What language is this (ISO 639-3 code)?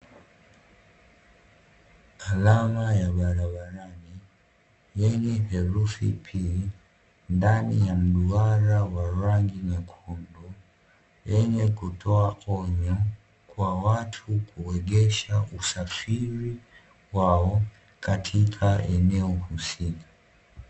swa